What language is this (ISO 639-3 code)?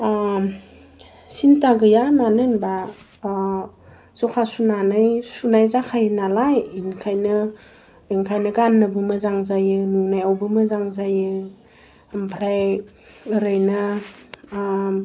brx